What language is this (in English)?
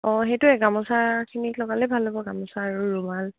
Assamese